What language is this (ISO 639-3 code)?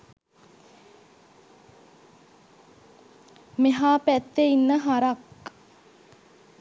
sin